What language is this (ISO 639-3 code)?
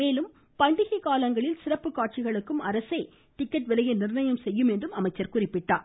tam